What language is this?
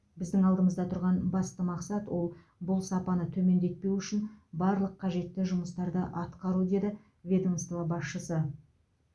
Kazakh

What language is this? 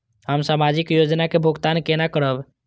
Maithili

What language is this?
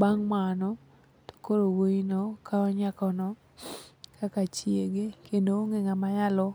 Luo (Kenya and Tanzania)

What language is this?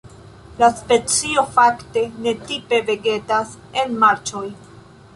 Esperanto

